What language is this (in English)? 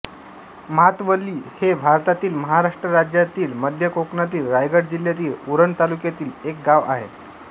Marathi